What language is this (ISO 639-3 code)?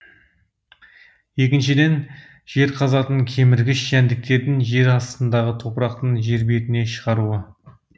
kaz